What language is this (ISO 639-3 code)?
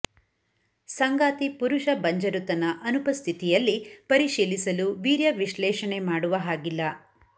kan